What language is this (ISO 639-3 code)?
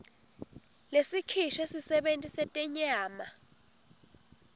ssw